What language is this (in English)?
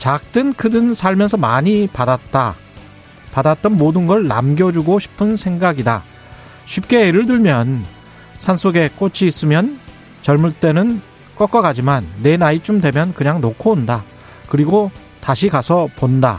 Korean